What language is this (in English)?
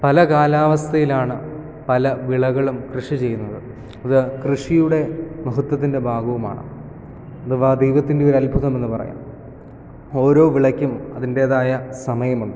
Malayalam